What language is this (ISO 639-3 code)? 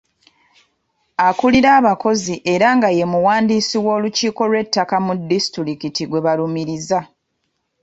lug